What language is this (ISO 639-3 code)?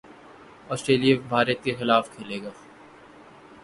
urd